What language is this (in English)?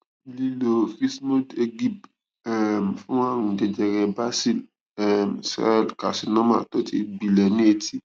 Yoruba